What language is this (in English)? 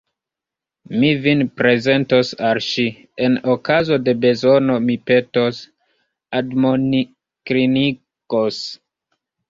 Esperanto